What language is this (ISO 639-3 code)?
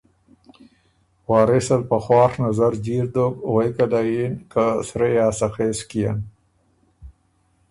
oru